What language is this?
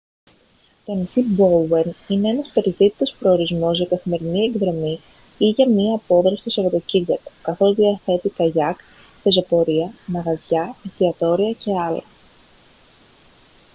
Greek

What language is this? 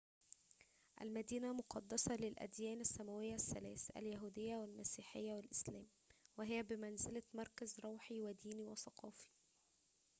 Arabic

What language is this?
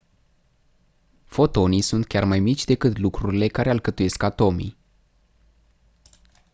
Romanian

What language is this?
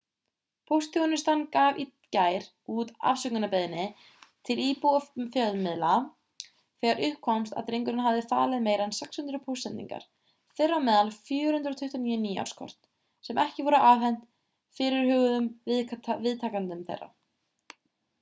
Icelandic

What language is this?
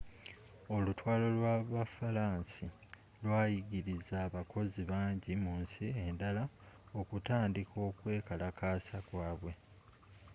Ganda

